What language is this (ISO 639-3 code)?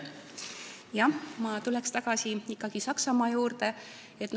est